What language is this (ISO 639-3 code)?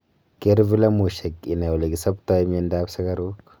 kln